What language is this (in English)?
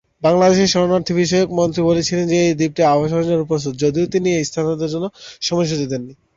Bangla